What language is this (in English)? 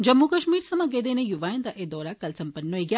Dogri